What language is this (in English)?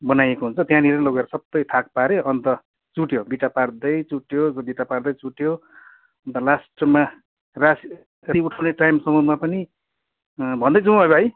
Nepali